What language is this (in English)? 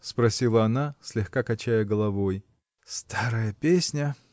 Russian